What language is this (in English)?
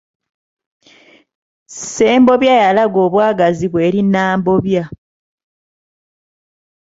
Ganda